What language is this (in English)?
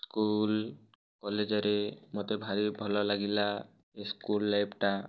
Odia